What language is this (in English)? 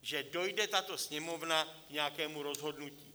Czech